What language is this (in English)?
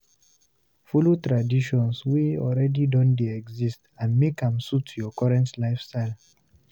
Nigerian Pidgin